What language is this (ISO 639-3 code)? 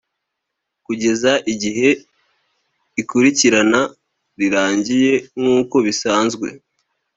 kin